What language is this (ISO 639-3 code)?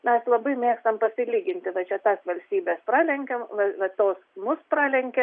lit